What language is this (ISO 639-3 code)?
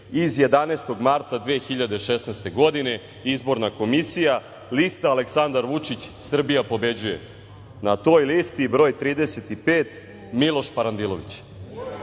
srp